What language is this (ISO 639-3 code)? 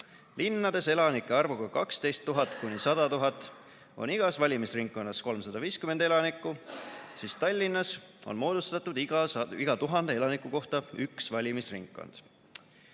est